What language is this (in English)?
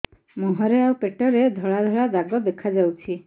Odia